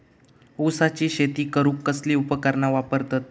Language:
Marathi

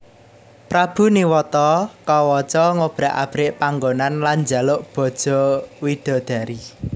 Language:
Javanese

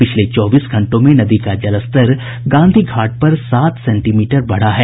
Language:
Hindi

